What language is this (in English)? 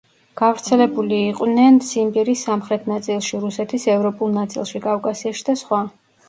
Georgian